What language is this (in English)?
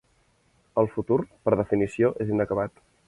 Catalan